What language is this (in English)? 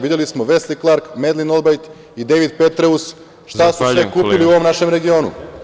Serbian